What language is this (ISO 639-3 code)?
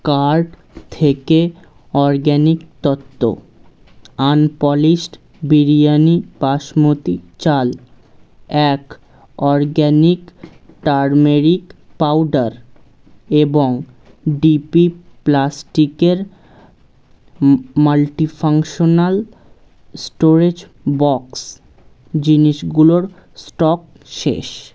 ben